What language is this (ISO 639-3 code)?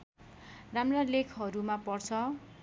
nep